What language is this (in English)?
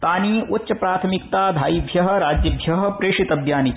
Sanskrit